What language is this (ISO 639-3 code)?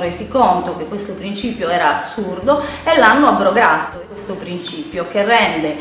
ita